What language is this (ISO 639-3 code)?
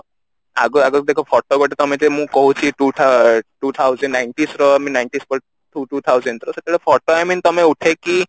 ori